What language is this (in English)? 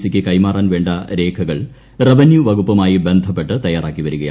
Malayalam